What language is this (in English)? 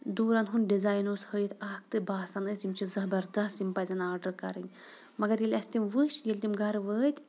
Kashmiri